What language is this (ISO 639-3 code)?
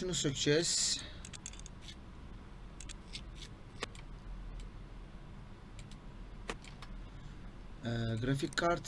tur